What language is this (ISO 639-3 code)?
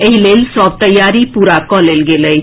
mai